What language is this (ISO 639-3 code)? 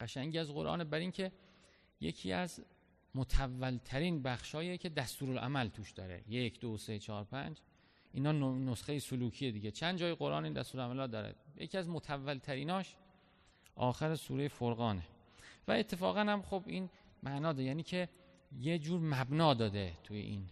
fas